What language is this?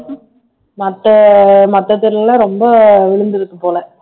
Tamil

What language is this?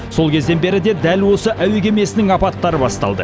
Kazakh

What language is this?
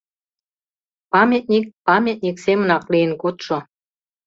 Mari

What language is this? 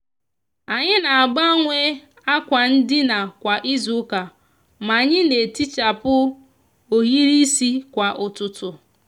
Igbo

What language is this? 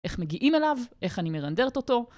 Hebrew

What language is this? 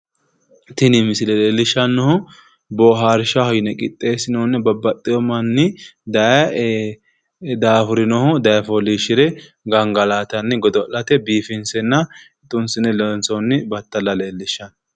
Sidamo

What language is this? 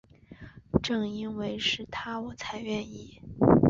Chinese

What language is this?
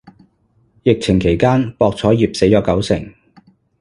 Cantonese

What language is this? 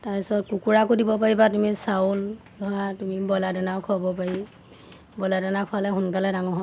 Assamese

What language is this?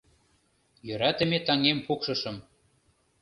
Mari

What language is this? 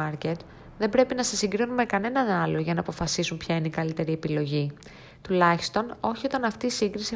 Greek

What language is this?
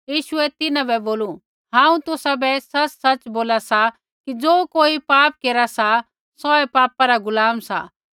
Kullu Pahari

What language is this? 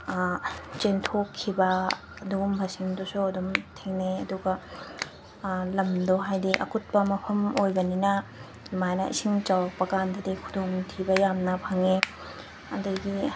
Manipuri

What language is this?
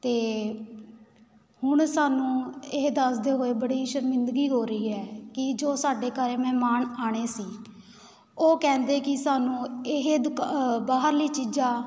Punjabi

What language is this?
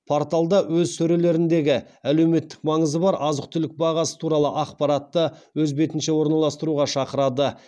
Kazakh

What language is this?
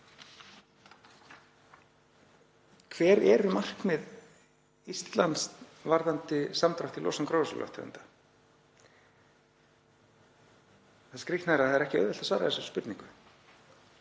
Icelandic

